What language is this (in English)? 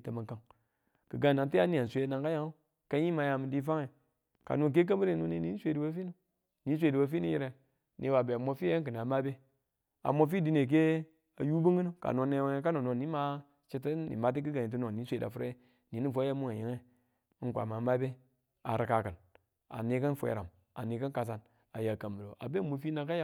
Tula